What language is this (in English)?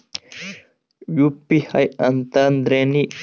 Kannada